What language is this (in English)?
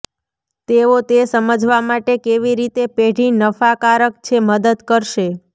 Gujarati